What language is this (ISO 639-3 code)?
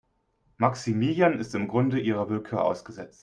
deu